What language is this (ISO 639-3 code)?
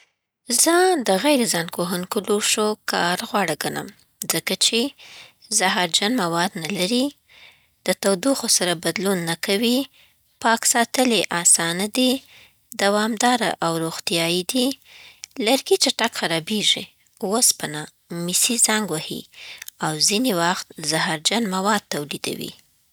pbt